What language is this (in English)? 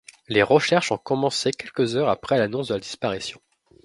French